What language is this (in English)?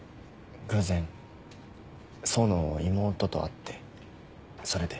Japanese